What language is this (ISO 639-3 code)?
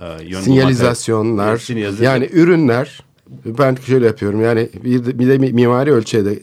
tur